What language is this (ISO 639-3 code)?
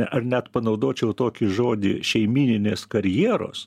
lit